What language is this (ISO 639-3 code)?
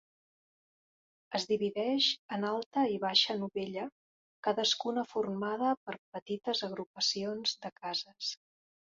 cat